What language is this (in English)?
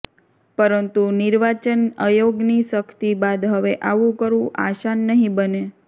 Gujarati